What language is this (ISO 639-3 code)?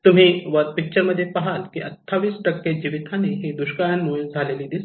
mar